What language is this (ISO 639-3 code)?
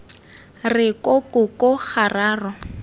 tsn